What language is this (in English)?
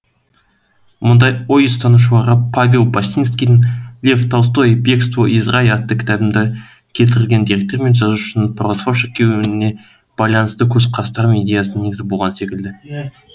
Kazakh